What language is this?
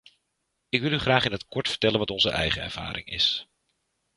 Dutch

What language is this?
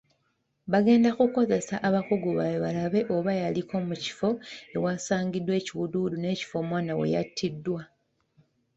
Ganda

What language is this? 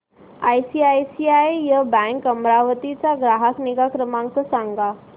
Marathi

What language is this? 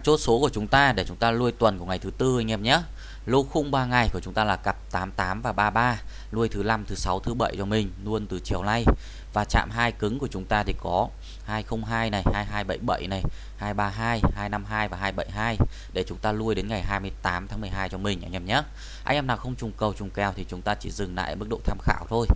Vietnamese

